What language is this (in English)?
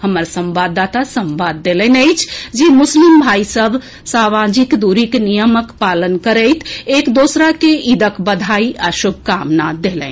Maithili